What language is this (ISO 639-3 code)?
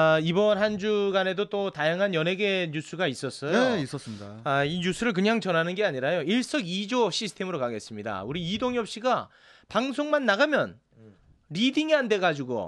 kor